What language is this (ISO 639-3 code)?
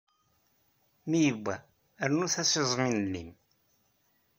kab